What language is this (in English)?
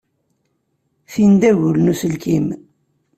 Kabyle